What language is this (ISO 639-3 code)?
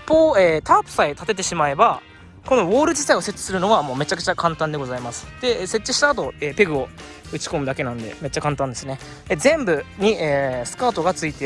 jpn